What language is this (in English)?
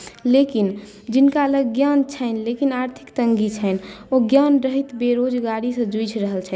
Maithili